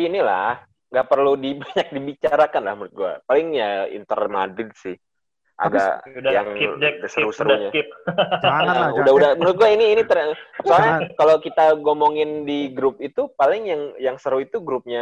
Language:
Indonesian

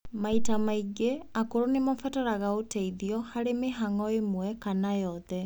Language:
Kikuyu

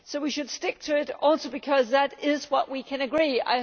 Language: English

